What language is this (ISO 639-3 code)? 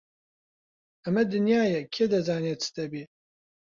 ckb